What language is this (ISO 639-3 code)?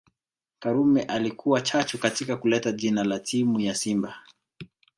swa